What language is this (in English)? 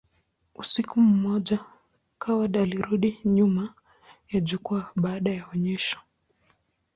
Swahili